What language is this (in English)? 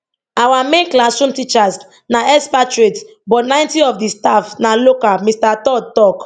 Nigerian Pidgin